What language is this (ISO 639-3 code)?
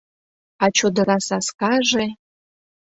chm